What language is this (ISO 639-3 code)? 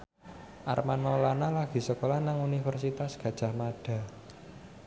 jav